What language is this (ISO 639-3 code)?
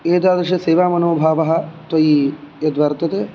san